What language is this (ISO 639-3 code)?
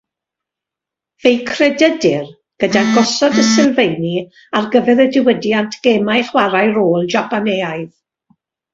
cym